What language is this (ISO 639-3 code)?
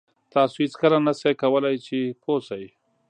pus